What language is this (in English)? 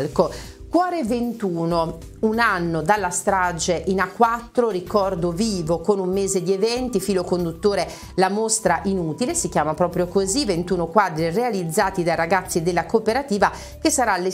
Italian